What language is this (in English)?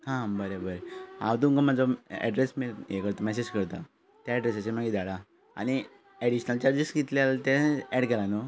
Konkani